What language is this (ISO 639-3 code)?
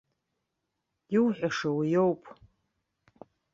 abk